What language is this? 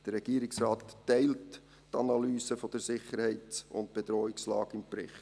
Swiss German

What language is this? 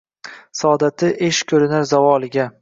Uzbek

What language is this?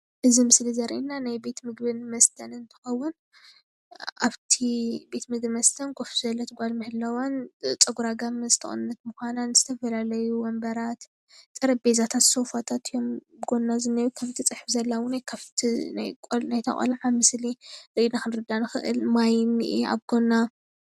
Tigrinya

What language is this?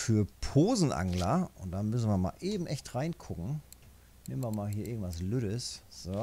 German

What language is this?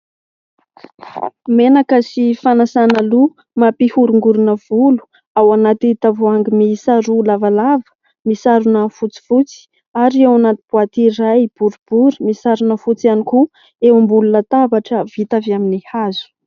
Malagasy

